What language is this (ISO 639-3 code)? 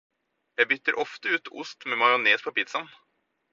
nob